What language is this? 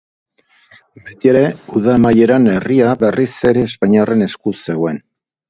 Basque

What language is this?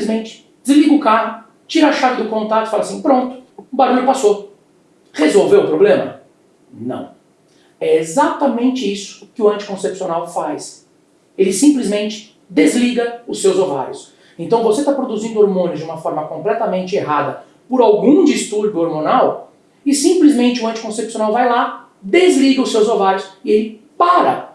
Portuguese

